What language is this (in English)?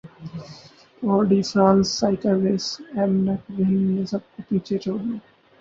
Urdu